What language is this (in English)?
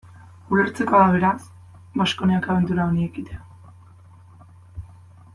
Basque